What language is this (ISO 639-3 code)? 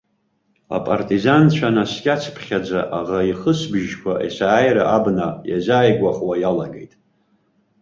abk